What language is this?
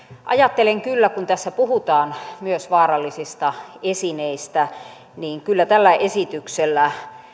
Finnish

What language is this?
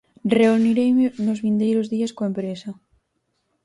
Galician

